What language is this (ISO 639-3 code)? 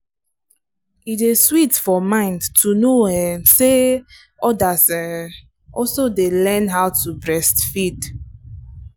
pcm